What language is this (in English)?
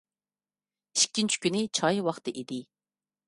Uyghur